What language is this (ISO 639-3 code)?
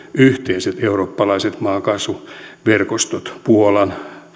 fin